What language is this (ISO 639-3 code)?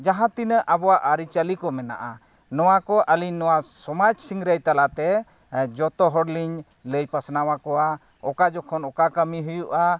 sat